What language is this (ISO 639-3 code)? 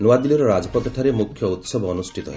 ori